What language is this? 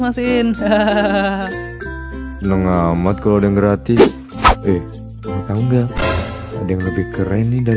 Indonesian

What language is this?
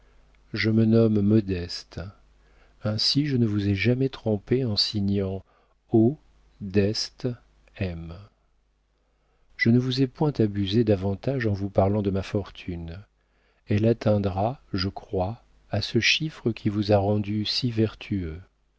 French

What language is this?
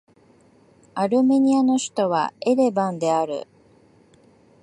Japanese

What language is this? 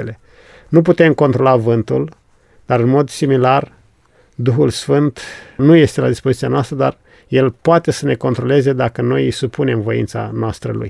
Romanian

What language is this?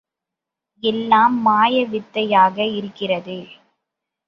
Tamil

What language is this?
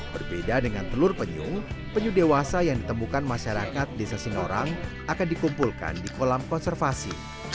Indonesian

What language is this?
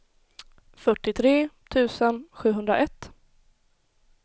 Swedish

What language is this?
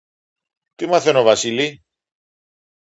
Greek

